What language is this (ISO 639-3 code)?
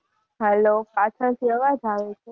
guj